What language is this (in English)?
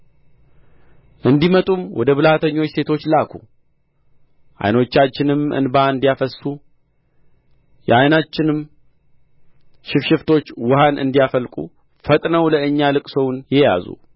Amharic